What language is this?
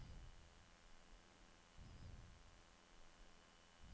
Norwegian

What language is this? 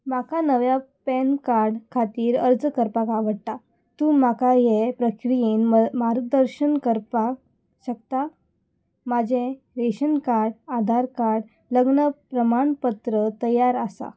Konkani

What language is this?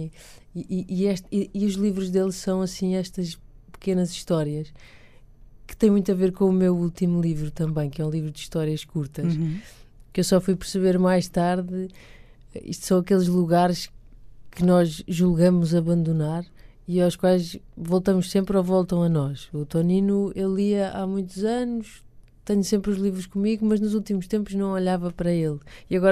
Portuguese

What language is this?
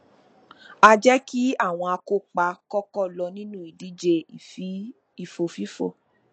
Yoruba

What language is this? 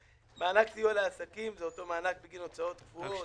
Hebrew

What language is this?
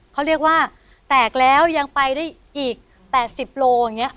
Thai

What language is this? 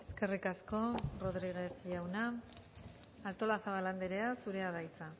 Basque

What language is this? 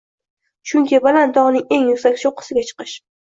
Uzbek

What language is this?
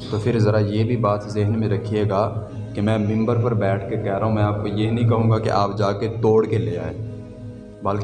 Urdu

